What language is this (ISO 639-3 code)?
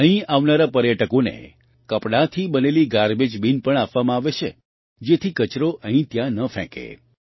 guj